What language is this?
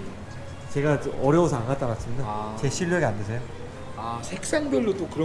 Korean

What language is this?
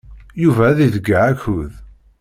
Kabyle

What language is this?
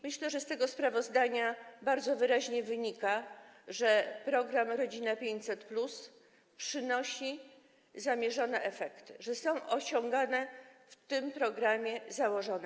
Polish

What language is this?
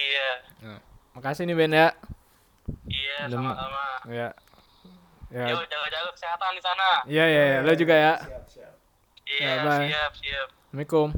Indonesian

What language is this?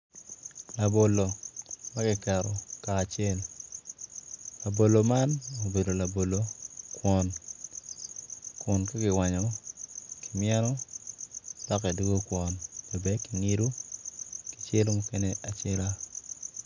Acoli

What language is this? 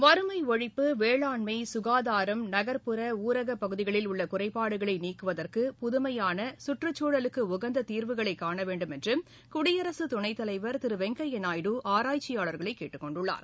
Tamil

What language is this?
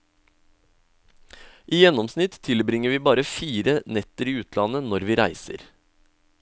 Norwegian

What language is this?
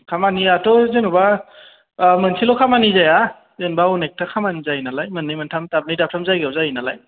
Bodo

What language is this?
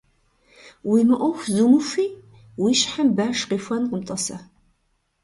Kabardian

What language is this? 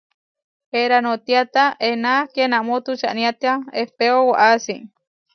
Huarijio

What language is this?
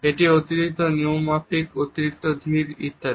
Bangla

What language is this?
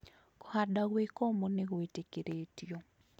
Kikuyu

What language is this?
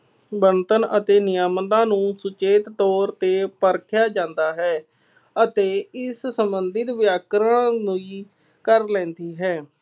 Punjabi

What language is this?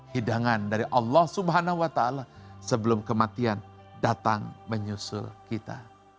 Indonesian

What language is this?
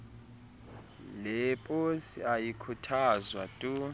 Xhosa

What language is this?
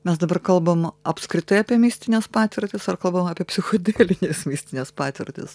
Lithuanian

